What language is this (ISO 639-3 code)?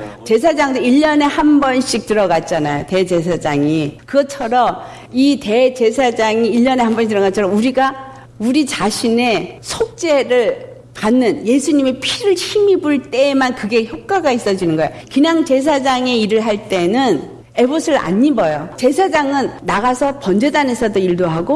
kor